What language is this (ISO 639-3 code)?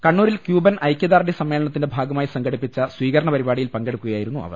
mal